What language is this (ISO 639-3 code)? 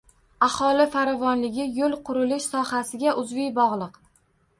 uzb